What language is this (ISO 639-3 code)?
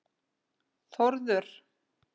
isl